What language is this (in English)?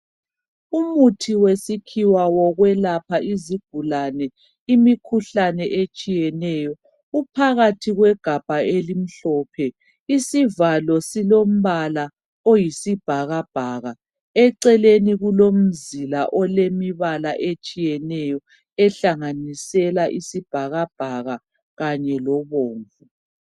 North Ndebele